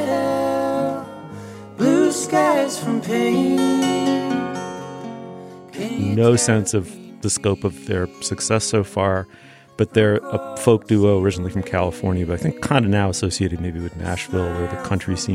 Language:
English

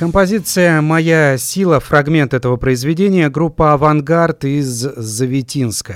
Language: Russian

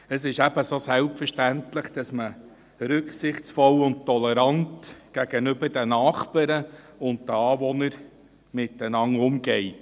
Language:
Swiss German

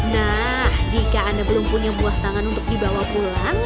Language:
Indonesian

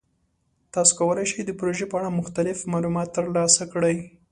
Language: Pashto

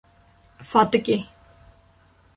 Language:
Kurdish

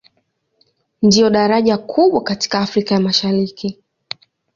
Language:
Swahili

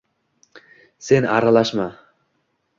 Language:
Uzbek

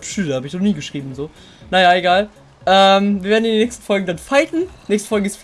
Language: German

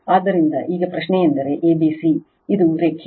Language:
Kannada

